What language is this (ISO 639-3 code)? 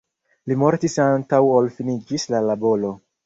epo